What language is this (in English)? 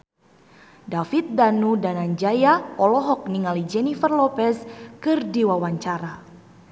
Sundanese